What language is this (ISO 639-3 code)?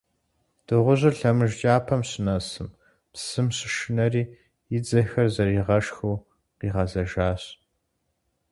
kbd